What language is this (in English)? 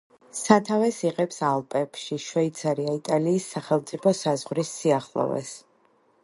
Georgian